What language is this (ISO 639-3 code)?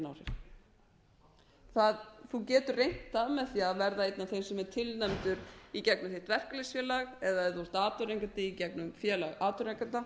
isl